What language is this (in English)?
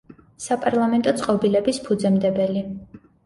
Georgian